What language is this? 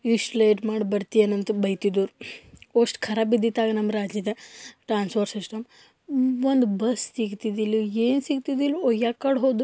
Kannada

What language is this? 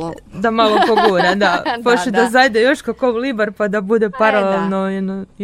Croatian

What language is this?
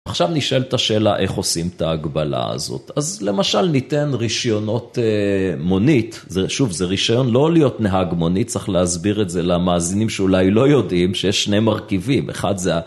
Hebrew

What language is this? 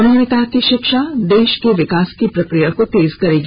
Hindi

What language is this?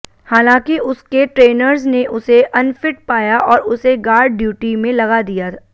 Hindi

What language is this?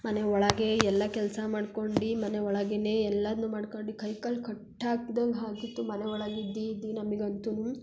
Kannada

